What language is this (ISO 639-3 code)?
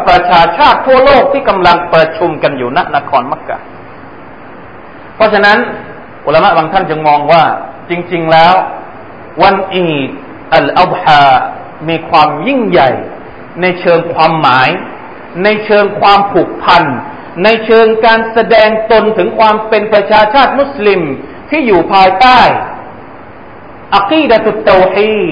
tha